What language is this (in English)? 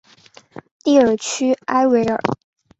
Chinese